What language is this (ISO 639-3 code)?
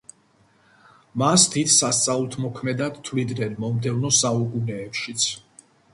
kat